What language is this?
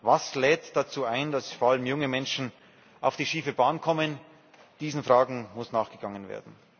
German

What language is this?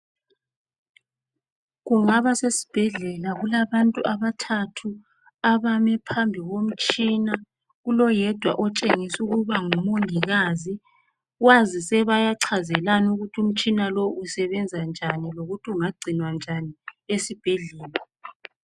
North Ndebele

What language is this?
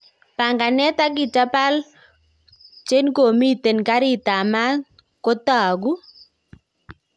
Kalenjin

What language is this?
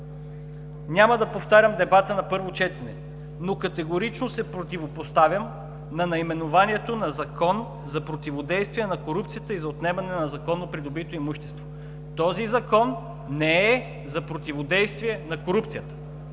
Bulgarian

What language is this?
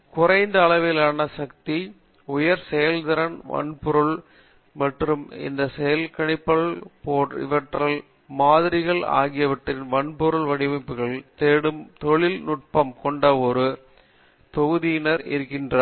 Tamil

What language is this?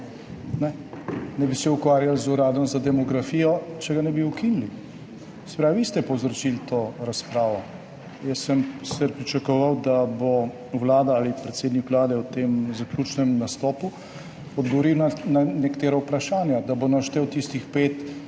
Slovenian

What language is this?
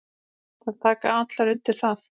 Icelandic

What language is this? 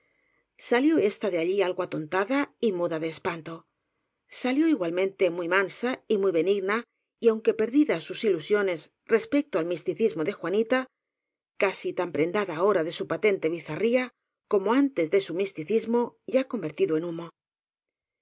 Spanish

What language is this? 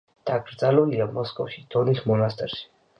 Georgian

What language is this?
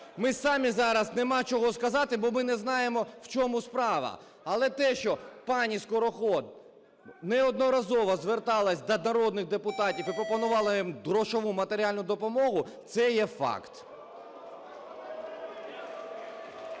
Ukrainian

